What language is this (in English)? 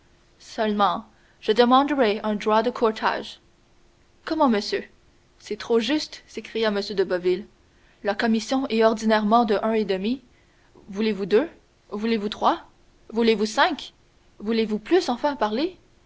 French